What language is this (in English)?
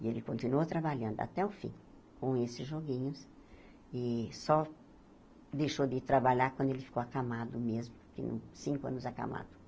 Portuguese